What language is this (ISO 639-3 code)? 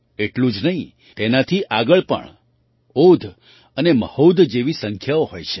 guj